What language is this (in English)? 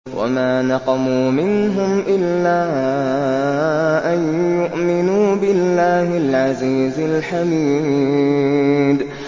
Arabic